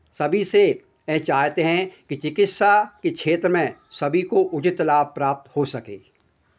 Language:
Hindi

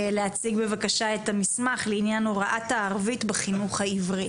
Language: Hebrew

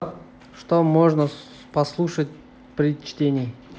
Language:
Russian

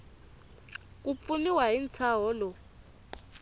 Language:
Tsonga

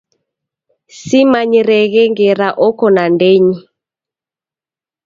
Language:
Taita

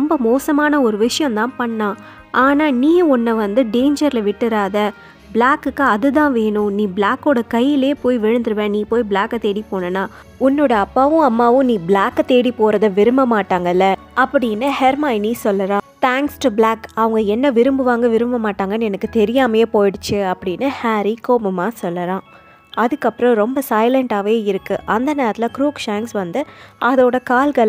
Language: Tamil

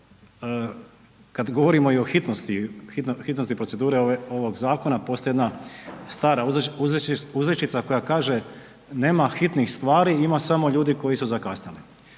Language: Croatian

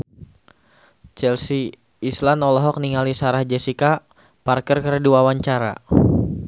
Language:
Sundanese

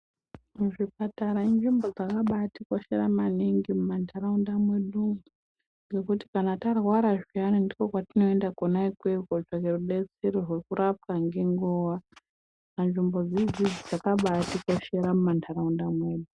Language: Ndau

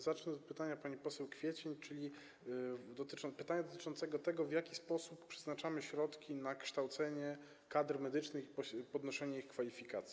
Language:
Polish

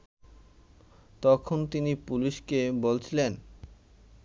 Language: Bangla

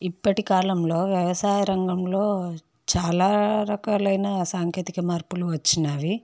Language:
Telugu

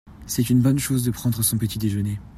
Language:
French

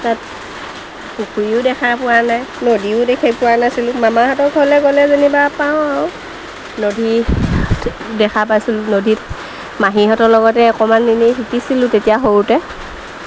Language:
Assamese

